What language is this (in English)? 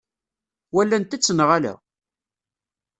Kabyle